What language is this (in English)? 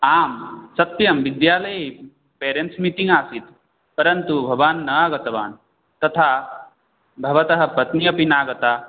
Sanskrit